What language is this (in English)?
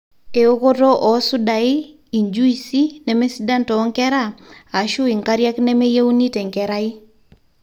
Masai